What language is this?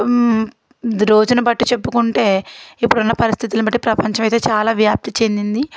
Telugu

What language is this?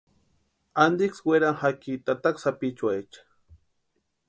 Western Highland Purepecha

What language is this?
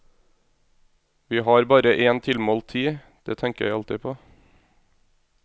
Norwegian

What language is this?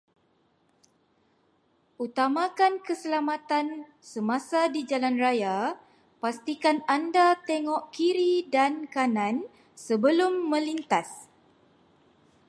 Malay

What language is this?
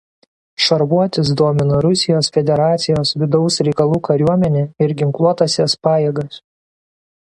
Lithuanian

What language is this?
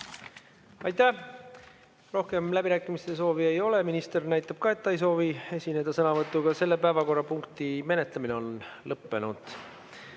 Estonian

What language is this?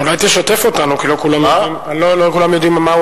Hebrew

